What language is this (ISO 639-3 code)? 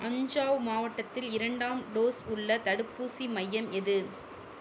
tam